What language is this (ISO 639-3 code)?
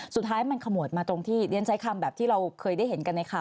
tha